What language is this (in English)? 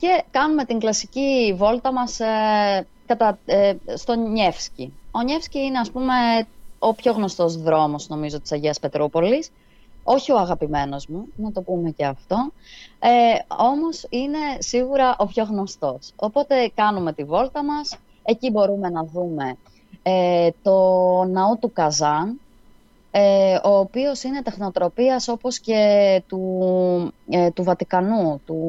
Greek